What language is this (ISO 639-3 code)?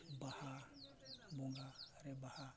sat